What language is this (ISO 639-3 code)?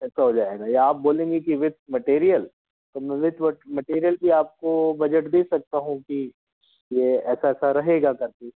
hin